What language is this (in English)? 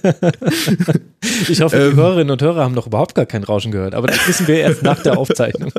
German